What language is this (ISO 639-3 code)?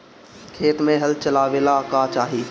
bho